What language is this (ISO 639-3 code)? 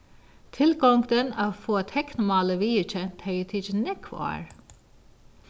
fao